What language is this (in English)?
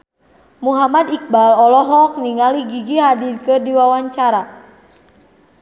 Sundanese